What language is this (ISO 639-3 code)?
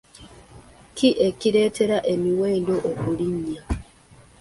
lug